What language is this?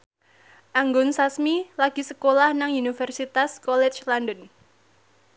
Javanese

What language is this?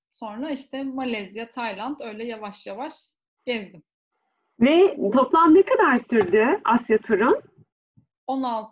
Turkish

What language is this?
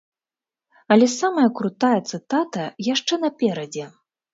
Belarusian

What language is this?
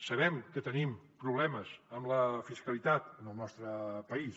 Catalan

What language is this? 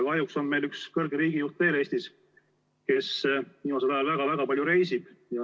Estonian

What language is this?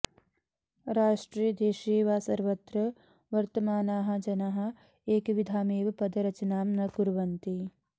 Sanskrit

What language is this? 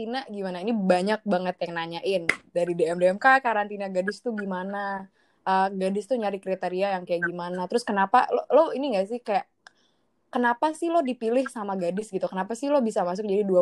Indonesian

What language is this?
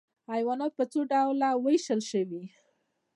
Pashto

